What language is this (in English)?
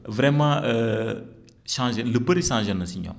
Wolof